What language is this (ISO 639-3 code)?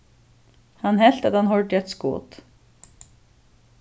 fao